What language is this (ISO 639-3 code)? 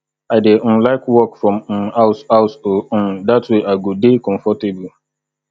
pcm